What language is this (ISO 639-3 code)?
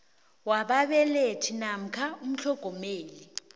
nbl